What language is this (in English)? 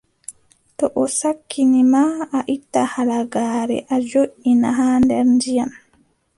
Adamawa Fulfulde